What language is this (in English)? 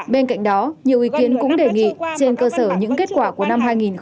Vietnamese